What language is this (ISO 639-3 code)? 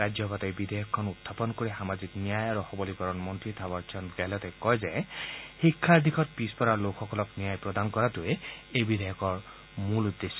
asm